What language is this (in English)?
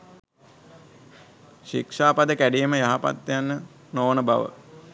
Sinhala